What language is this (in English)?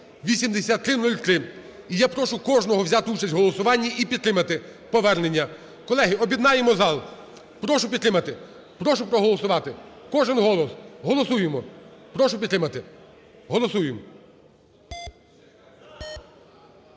Ukrainian